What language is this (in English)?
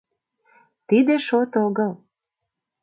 Mari